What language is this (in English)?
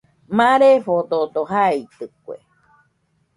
Nüpode Huitoto